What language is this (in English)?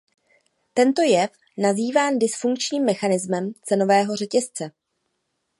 Czech